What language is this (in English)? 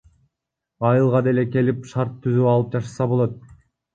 Kyrgyz